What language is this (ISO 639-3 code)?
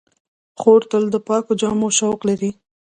pus